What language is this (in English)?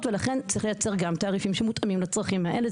Hebrew